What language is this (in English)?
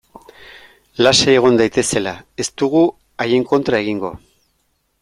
Basque